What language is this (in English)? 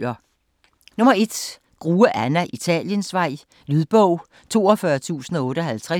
Danish